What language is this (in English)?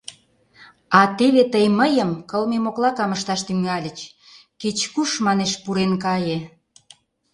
Mari